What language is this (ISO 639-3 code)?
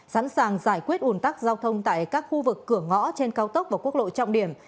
vie